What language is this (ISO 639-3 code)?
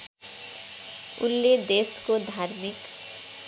nep